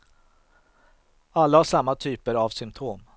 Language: Swedish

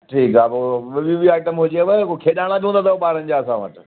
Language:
Sindhi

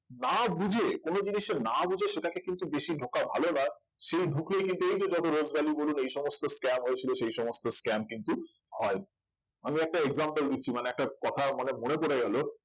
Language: Bangla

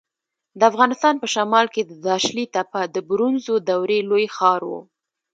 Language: Pashto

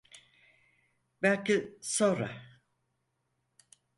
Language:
Turkish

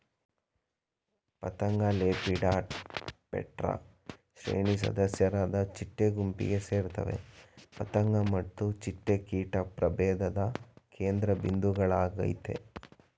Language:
Kannada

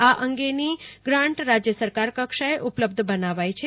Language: Gujarati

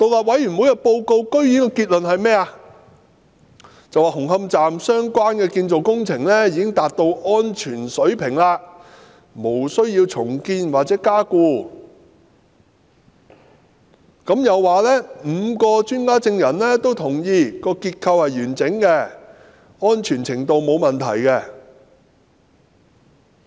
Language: Cantonese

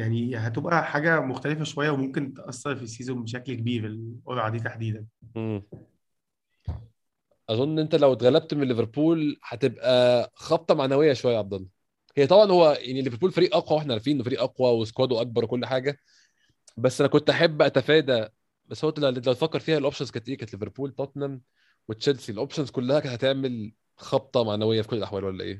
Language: Arabic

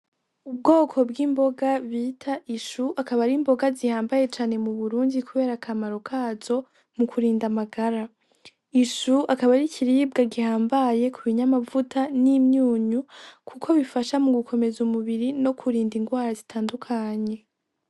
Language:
Rundi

